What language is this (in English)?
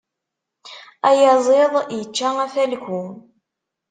Kabyle